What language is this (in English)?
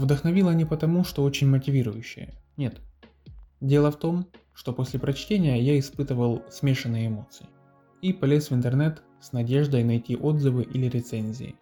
Russian